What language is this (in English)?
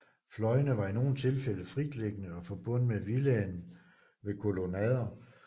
Danish